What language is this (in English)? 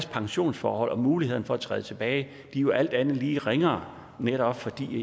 Danish